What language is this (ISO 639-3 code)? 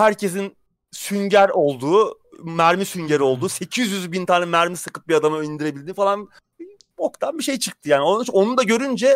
tur